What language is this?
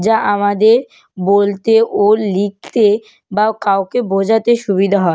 Bangla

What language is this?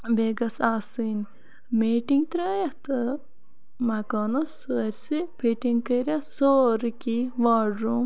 Kashmiri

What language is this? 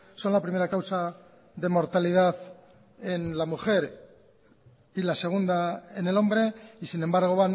Spanish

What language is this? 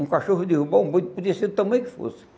Portuguese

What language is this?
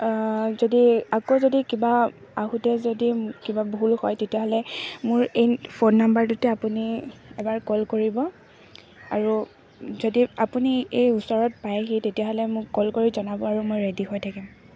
Assamese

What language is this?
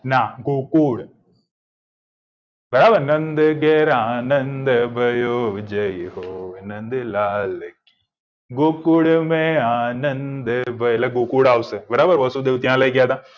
Gujarati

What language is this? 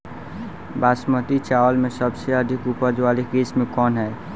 Bhojpuri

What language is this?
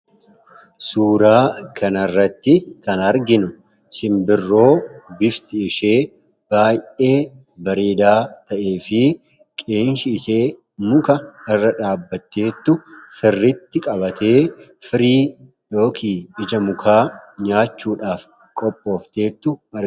Oromo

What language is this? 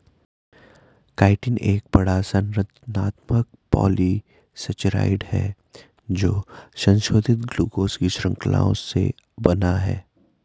Hindi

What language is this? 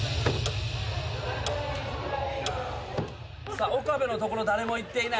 Japanese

